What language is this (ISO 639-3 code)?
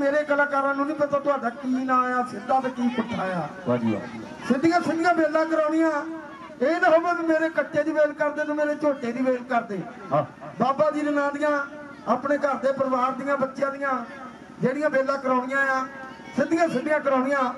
pan